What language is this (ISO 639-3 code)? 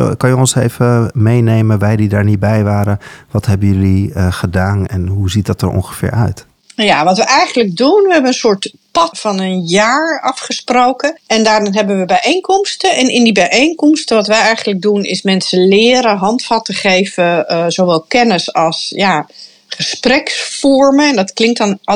nld